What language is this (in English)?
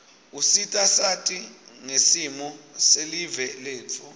Swati